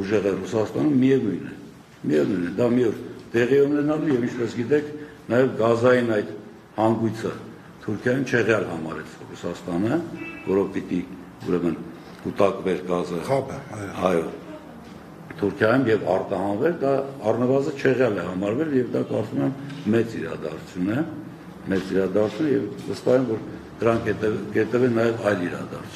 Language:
Romanian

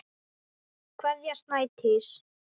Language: Icelandic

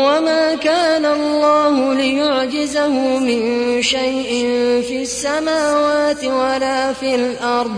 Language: Arabic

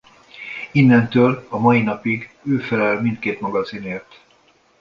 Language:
Hungarian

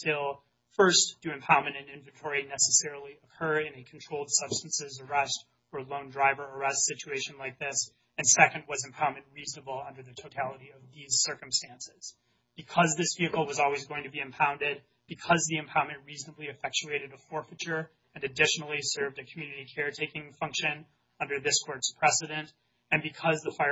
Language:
English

